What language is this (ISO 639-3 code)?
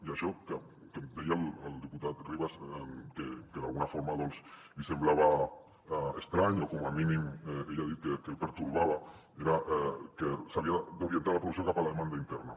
cat